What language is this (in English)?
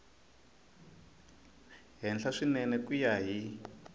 Tsonga